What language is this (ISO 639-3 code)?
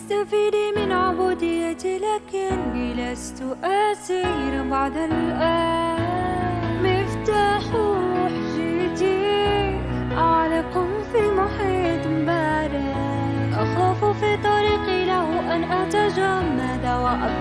ara